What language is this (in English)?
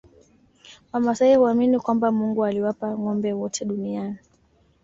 Swahili